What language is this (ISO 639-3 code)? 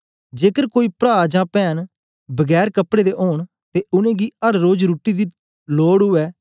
doi